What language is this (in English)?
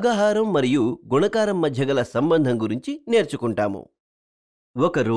Korean